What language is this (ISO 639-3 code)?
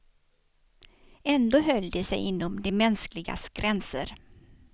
swe